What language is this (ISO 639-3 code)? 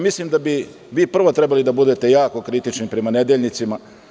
srp